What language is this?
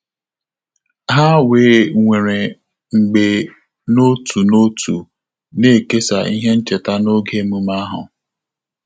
Igbo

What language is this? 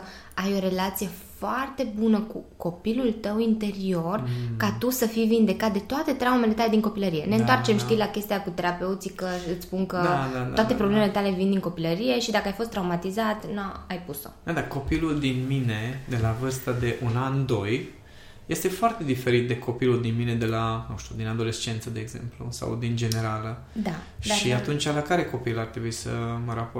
Romanian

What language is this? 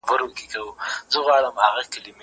Pashto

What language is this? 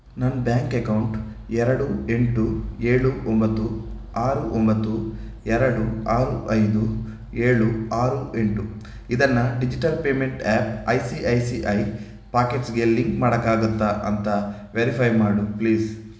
Kannada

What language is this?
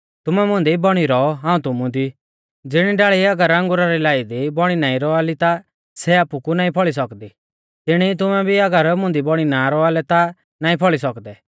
Mahasu Pahari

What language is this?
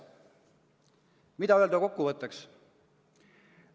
Estonian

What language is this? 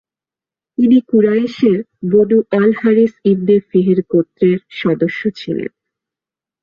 Bangla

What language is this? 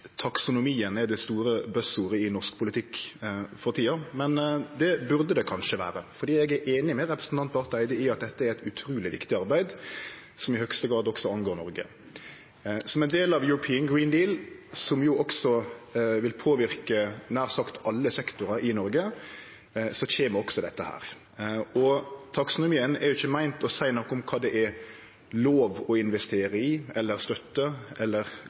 Norwegian Nynorsk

